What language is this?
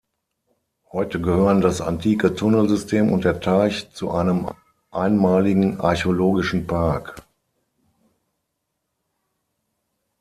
German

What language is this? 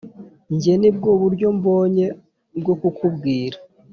Kinyarwanda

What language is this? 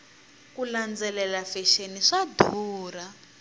Tsonga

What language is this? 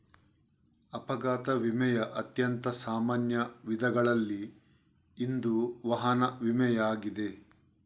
Kannada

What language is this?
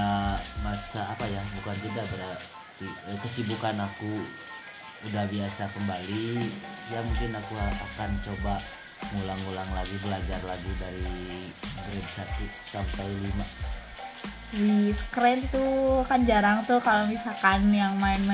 Indonesian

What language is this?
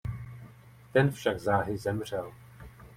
Czech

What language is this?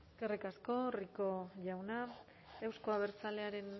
Basque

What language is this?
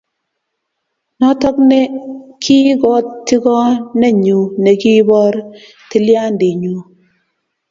Kalenjin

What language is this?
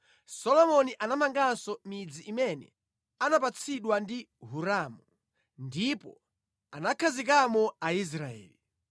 Nyanja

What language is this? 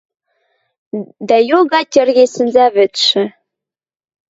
Western Mari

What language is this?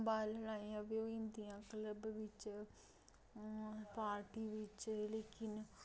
Dogri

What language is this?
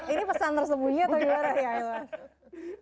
Indonesian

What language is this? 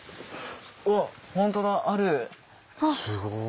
Japanese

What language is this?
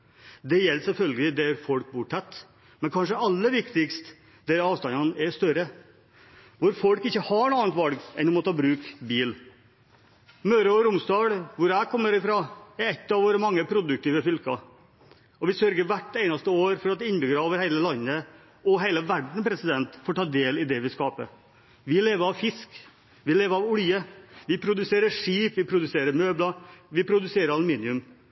Norwegian Bokmål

